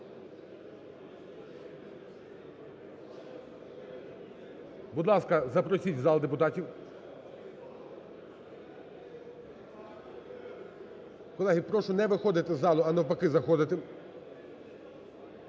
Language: Ukrainian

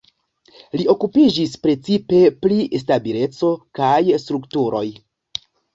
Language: Esperanto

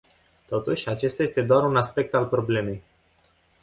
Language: Romanian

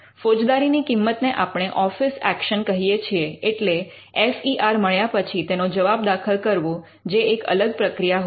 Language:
Gujarati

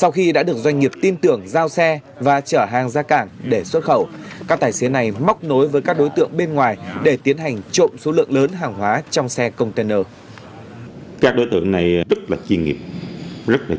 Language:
Vietnamese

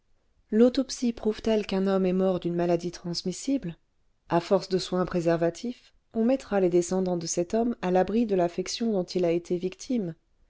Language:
French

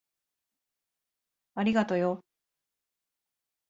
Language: Japanese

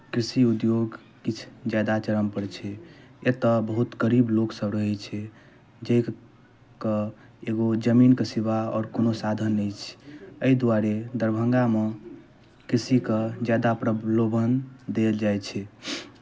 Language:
Maithili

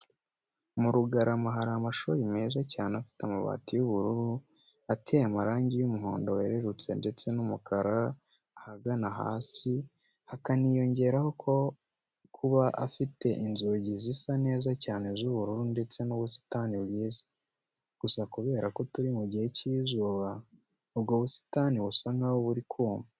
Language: Kinyarwanda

